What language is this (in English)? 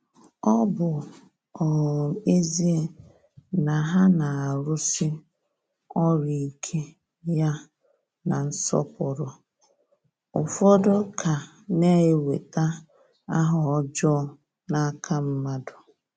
Igbo